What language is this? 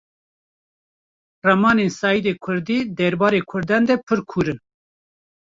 Kurdish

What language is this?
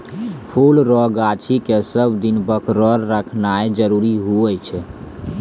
Maithili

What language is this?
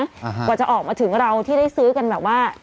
Thai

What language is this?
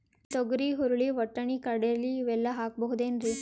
Kannada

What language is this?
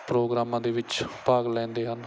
Punjabi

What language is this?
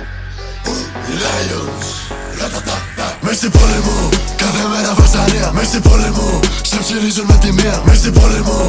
Greek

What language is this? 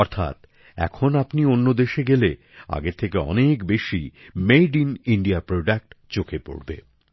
Bangla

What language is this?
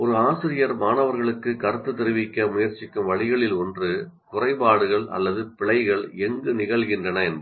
Tamil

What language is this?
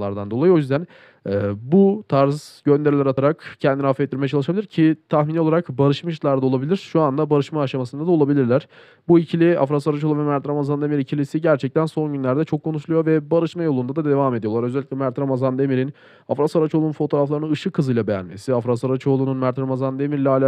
Turkish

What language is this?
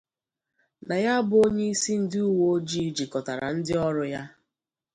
Igbo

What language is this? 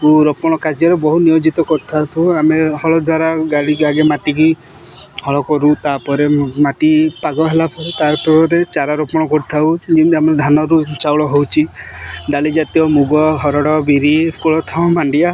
Odia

